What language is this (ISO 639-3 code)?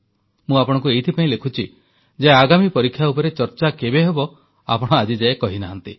ori